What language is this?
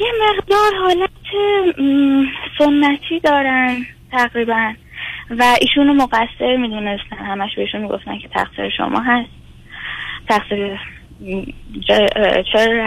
Persian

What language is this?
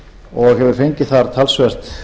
Icelandic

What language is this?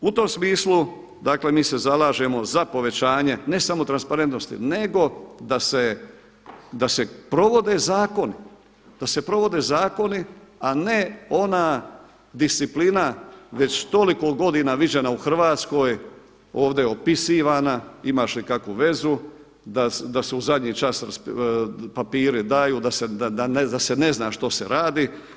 Croatian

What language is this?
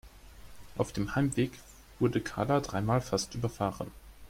German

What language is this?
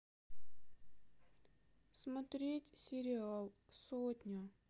Russian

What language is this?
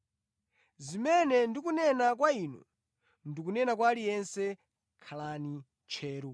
Nyanja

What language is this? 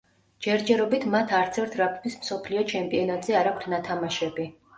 Georgian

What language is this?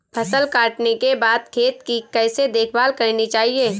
Hindi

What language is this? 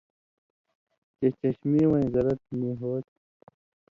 Indus Kohistani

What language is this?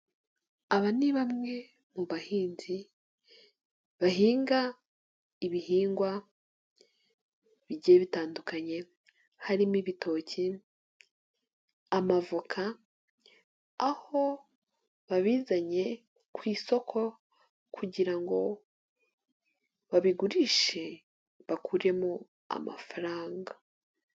Kinyarwanda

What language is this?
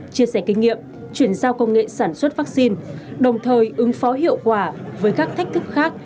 Vietnamese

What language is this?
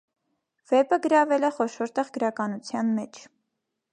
Armenian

